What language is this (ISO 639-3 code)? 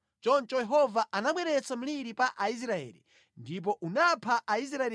nya